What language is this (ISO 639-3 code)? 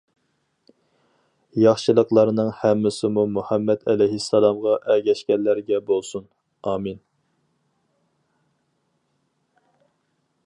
uig